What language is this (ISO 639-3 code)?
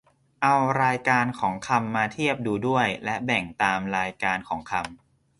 tha